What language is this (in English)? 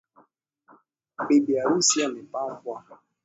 Swahili